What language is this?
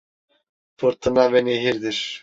Turkish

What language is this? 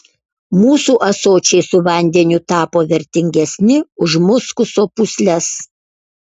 Lithuanian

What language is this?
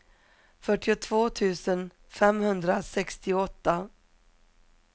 Swedish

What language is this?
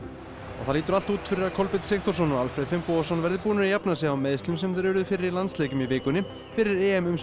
Icelandic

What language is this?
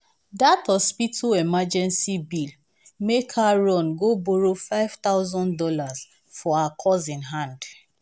Nigerian Pidgin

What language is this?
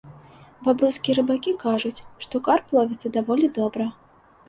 Belarusian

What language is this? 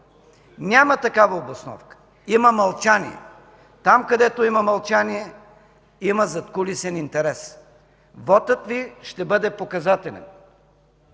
Bulgarian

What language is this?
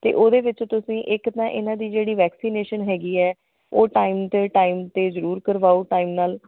Punjabi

